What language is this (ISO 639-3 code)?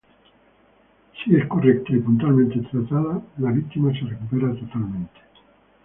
spa